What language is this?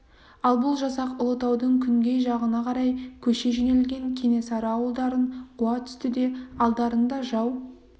Kazakh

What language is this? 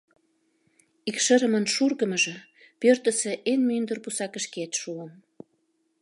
Mari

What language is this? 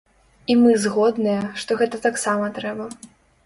Belarusian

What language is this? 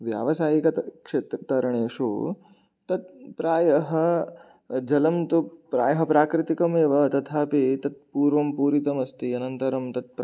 Sanskrit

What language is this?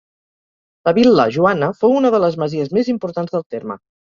Catalan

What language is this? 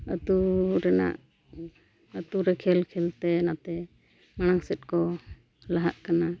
Santali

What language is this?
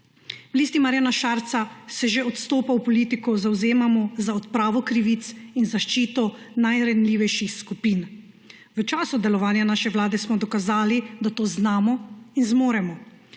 Slovenian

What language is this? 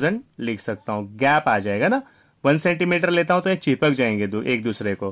Hindi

